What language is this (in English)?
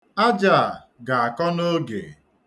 Igbo